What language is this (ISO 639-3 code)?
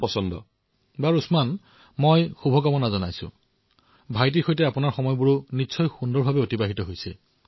asm